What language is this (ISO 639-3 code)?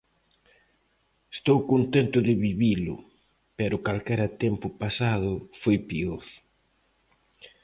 glg